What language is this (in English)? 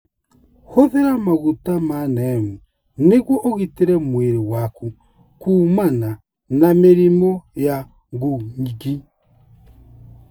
Kikuyu